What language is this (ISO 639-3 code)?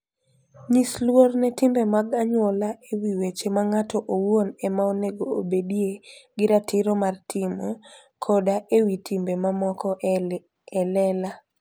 luo